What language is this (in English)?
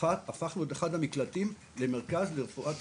Hebrew